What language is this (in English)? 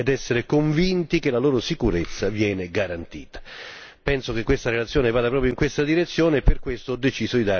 Italian